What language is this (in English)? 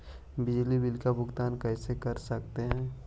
Magahi